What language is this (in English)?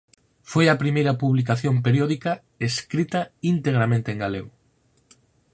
Galician